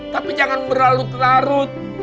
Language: Indonesian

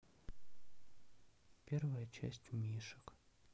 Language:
Russian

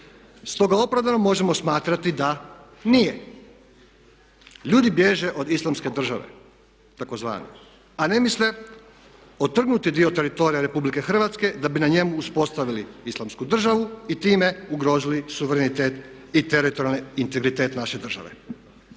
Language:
Croatian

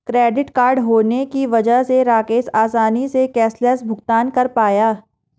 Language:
Hindi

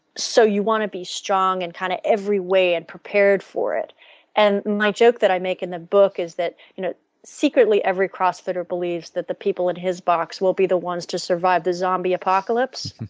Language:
English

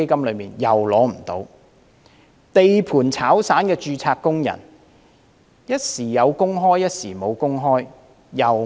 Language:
Cantonese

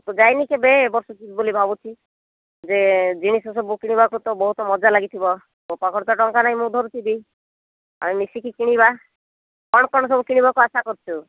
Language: Odia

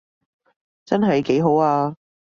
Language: Cantonese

